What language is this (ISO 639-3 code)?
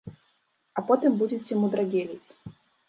bel